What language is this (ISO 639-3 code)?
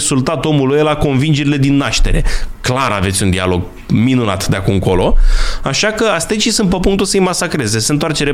ron